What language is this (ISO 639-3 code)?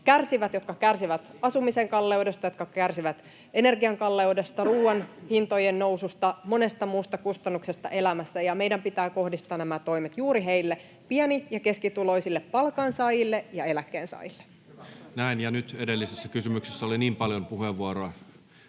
fin